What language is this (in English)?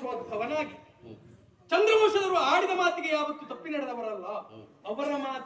Arabic